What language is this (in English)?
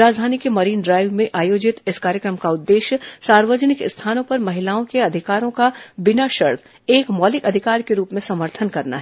Hindi